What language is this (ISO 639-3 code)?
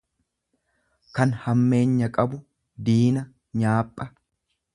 orm